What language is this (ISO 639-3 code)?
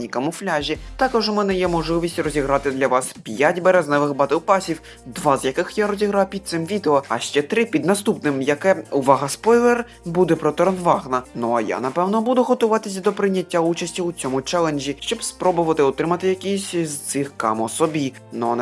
ukr